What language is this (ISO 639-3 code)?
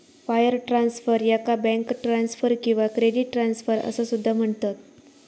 mar